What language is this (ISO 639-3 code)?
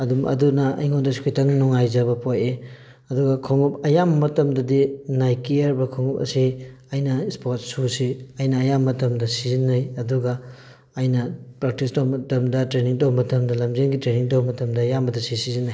mni